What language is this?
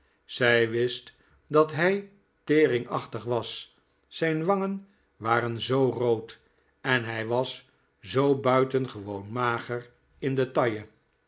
Dutch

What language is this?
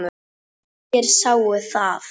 Icelandic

